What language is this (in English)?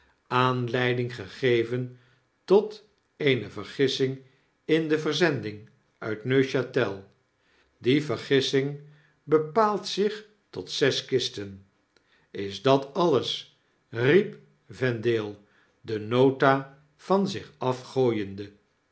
Dutch